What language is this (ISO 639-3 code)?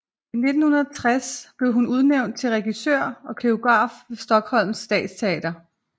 dan